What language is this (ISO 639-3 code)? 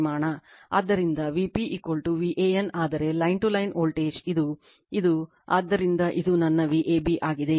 kan